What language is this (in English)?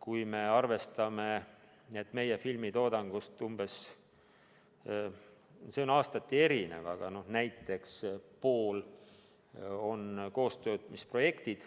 Estonian